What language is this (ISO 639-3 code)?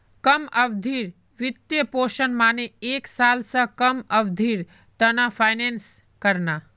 mag